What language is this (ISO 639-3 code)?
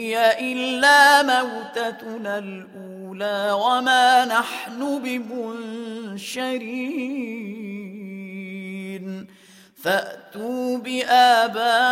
ara